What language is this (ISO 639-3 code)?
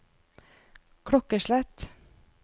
nor